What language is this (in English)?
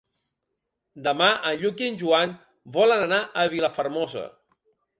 Catalan